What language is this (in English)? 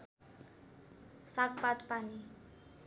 Nepali